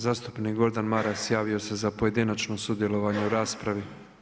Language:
Croatian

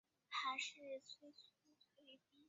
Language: Chinese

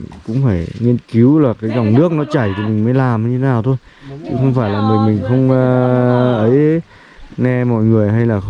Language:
Vietnamese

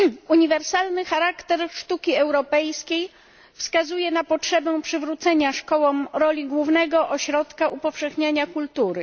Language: Polish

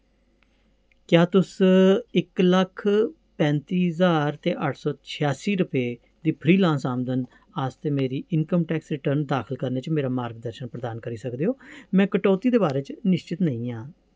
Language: Dogri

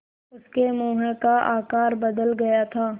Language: Hindi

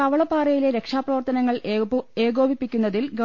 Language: Malayalam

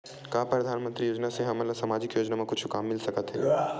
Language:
Chhattisgarhi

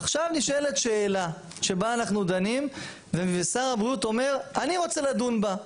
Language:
Hebrew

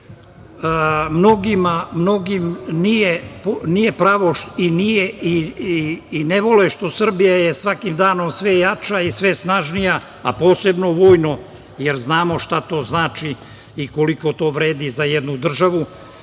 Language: Serbian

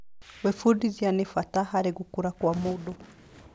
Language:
Kikuyu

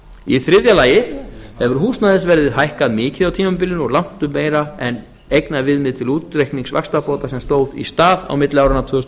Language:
Icelandic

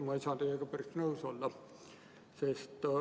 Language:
Estonian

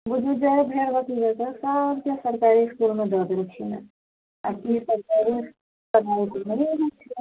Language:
Maithili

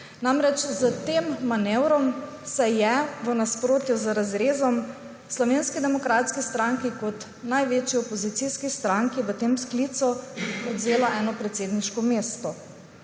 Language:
Slovenian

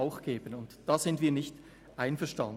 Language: Swiss German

